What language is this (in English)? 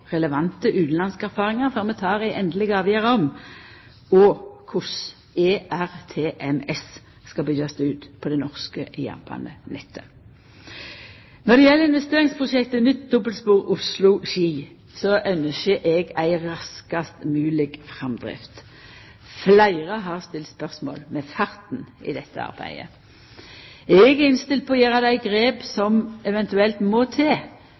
Norwegian Nynorsk